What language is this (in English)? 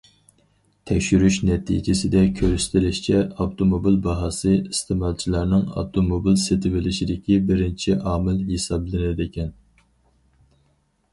Uyghur